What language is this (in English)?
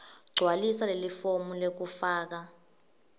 Swati